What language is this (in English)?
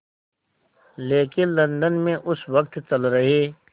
Hindi